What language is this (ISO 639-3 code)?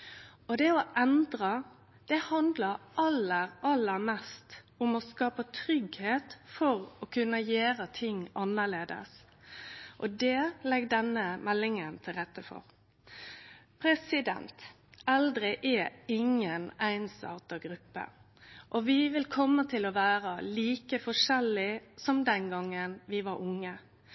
nno